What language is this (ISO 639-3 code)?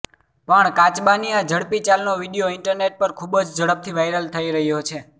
guj